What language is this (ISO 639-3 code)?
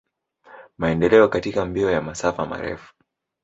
swa